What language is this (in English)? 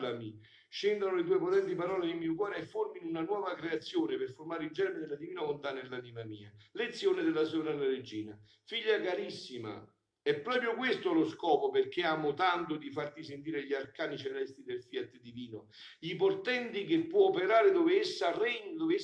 Italian